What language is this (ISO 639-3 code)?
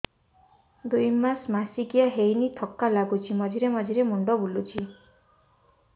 ori